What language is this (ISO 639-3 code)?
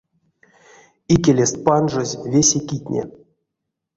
myv